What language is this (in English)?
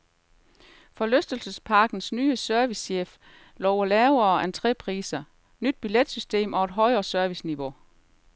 Danish